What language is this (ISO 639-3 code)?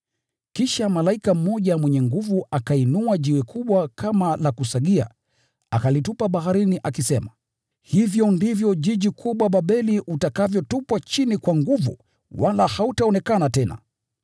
swa